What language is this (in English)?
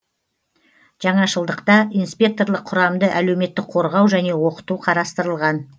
Kazakh